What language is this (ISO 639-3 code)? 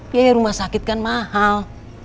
ind